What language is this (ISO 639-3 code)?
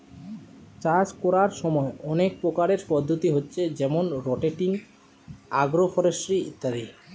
ben